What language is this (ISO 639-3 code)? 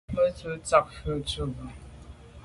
byv